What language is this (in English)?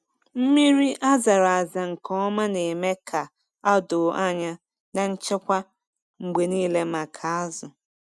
Igbo